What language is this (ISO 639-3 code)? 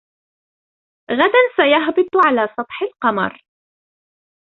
ara